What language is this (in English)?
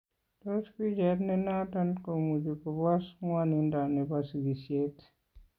Kalenjin